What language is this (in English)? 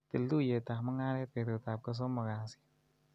Kalenjin